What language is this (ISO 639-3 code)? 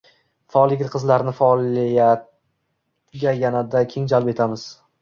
uzb